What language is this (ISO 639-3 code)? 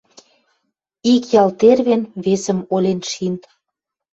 mrj